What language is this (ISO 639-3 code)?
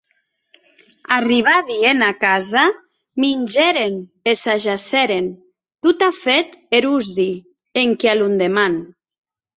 oci